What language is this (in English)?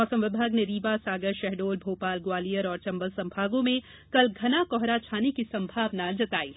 Hindi